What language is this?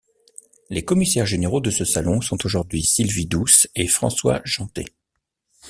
French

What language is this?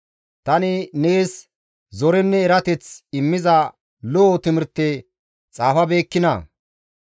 Gamo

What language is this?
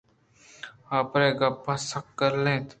Eastern Balochi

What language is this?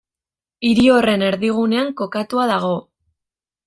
Basque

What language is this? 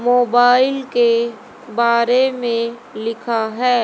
Hindi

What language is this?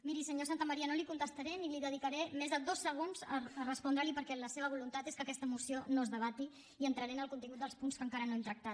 Catalan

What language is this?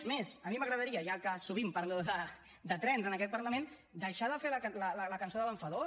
Catalan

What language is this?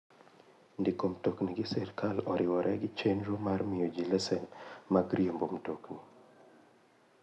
Luo (Kenya and Tanzania)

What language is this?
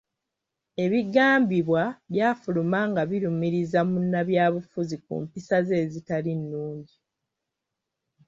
Ganda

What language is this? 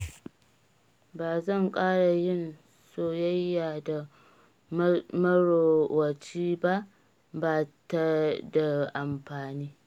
Hausa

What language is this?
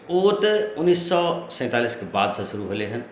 Maithili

